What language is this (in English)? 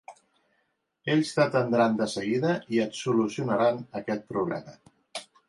Catalan